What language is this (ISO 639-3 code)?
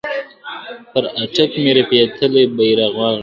pus